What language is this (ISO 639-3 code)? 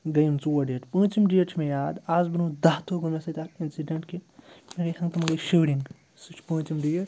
kas